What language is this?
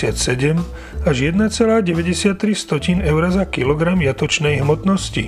Slovak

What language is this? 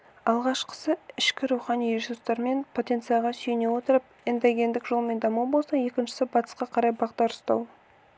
Kazakh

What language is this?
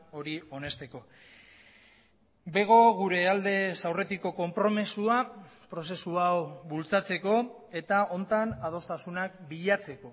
Basque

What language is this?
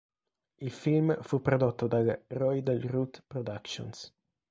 Italian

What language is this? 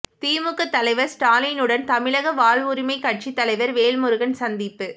Tamil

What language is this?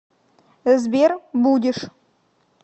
Russian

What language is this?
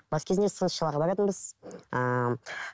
Kazakh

